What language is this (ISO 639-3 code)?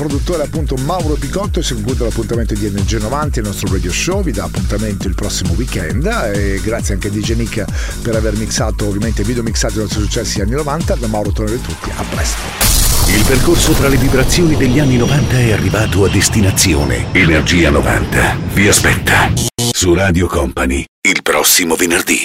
ita